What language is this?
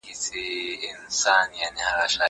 Pashto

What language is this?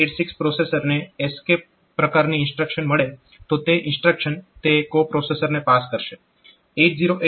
Gujarati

